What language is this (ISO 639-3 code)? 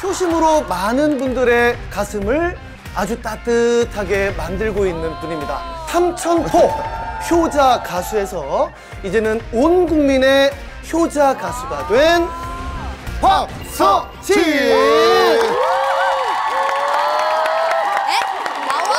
kor